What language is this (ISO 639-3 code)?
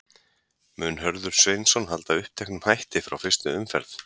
isl